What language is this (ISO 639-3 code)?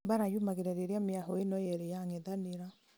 kik